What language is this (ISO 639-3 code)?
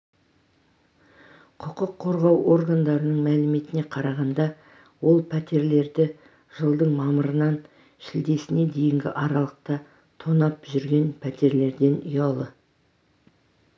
kaz